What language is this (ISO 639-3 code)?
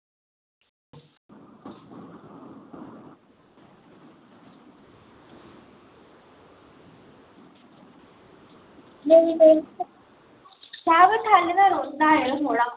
doi